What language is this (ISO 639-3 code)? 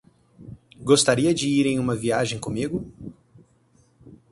por